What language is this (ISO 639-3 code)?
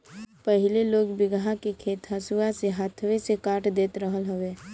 bho